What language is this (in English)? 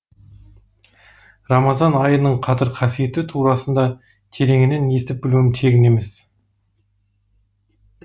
Kazakh